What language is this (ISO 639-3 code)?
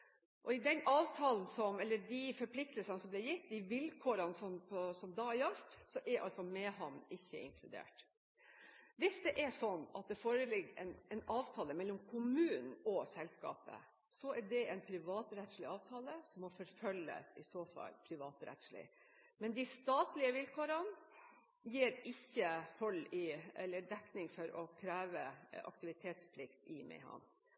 nob